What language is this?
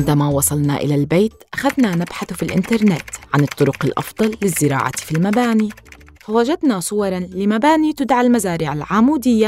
Arabic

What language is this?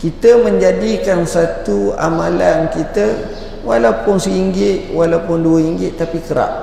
Malay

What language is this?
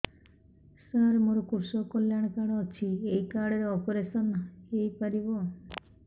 Odia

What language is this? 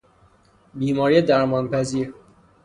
Persian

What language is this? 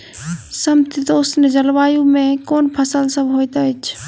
Maithili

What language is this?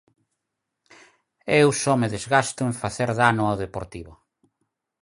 Galician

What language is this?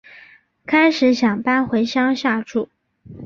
Chinese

